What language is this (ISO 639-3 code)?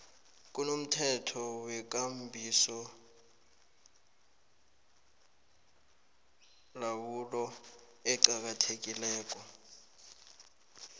nbl